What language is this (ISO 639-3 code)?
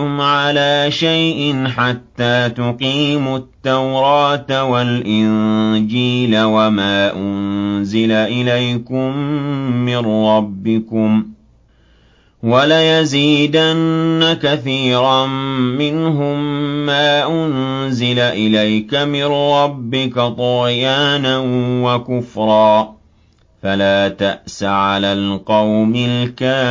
ara